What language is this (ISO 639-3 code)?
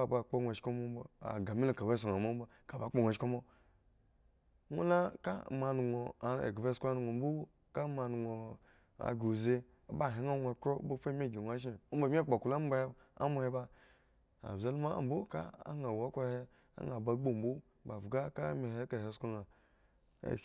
ego